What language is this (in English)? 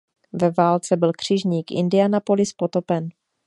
Czech